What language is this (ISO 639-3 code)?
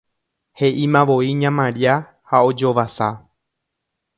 grn